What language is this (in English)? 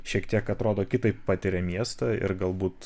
Lithuanian